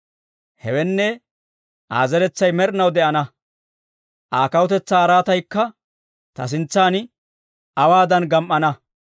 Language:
Dawro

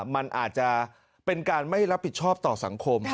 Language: Thai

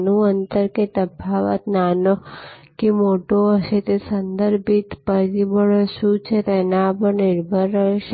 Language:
Gujarati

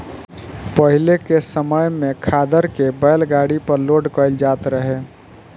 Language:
Bhojpuri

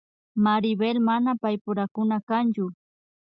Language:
Imbabura Highland Quichua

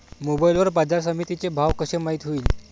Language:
Marathi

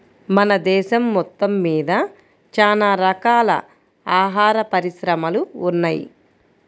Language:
Telugu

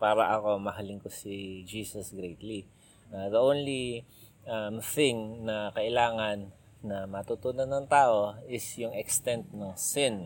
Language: Filipino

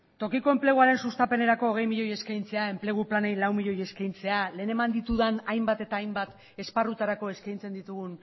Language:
Basque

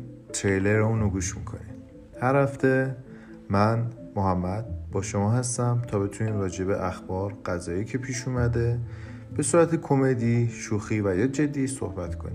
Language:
Persian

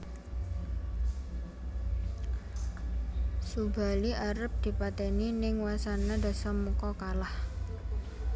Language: Javanese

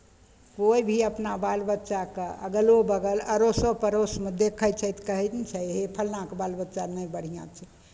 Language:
Maithili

